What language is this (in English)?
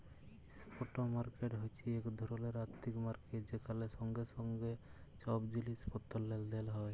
Bangla